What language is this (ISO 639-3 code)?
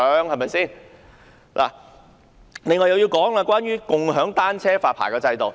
yue